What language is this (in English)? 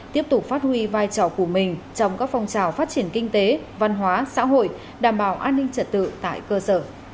Vietnamese